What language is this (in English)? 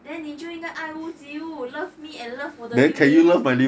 English